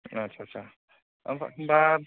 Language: Bodo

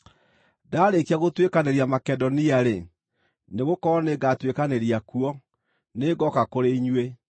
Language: Kikuyu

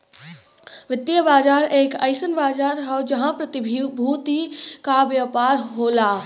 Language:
Bhojpuri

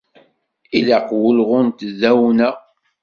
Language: Kabyle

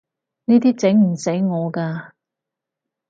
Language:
Cantonese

